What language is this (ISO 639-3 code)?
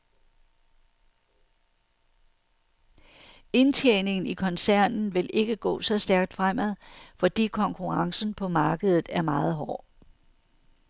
dan